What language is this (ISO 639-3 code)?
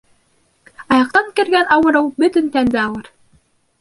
bak